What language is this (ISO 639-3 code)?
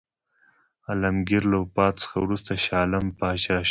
pus